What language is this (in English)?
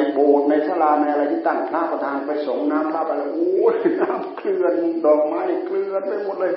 Thai